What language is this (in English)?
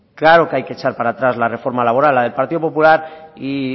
Spanish